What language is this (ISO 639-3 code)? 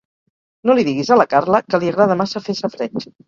cat